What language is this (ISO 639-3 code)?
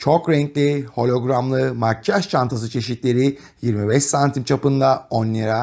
tur